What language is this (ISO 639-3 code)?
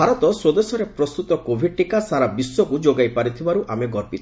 ori